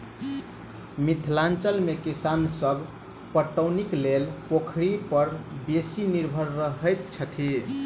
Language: Maithili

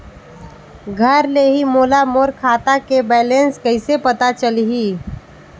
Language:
Chhattisgarhi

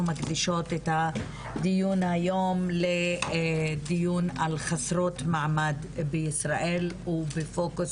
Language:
Hebrew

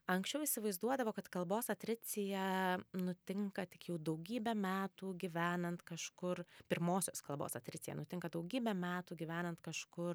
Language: Lithuanian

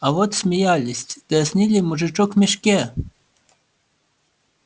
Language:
Russian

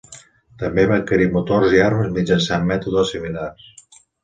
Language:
Catalan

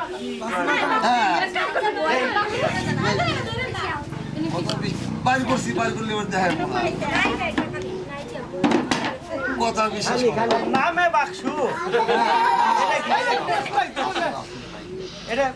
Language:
Bangla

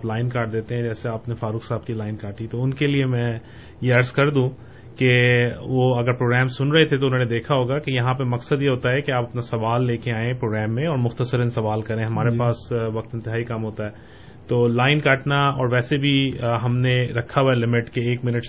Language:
Urdu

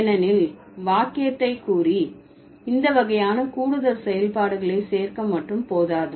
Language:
Tamil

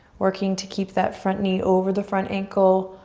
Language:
English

